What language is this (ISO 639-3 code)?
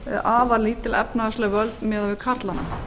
isl